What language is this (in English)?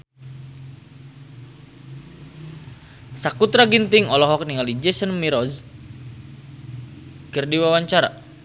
Sundanese